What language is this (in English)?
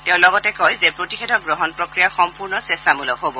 Assamese